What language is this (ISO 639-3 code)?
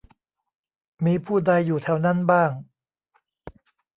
tha